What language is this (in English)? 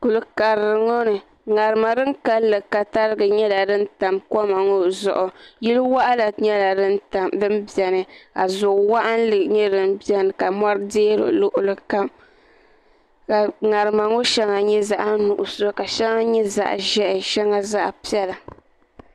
Dagbani